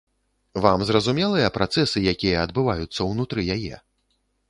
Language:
Belarusian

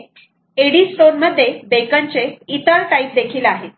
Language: Marathi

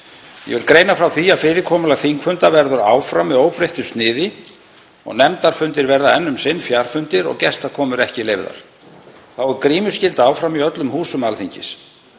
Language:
Icelandic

